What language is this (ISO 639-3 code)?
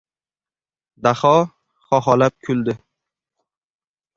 uzb